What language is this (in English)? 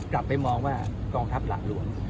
Thai